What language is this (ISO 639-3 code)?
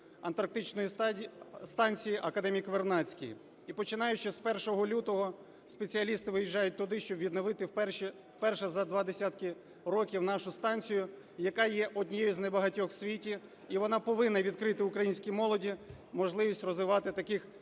ukr